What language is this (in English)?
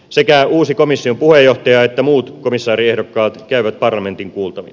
Finnish